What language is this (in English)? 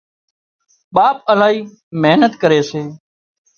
Wadiyara Koli